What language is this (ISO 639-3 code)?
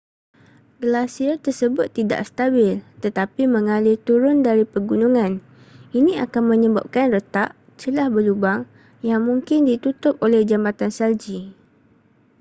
msa